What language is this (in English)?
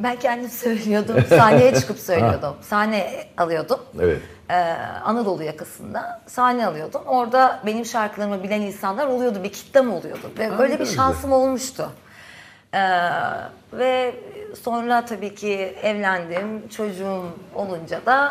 Turkish